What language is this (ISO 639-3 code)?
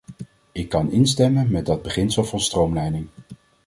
nld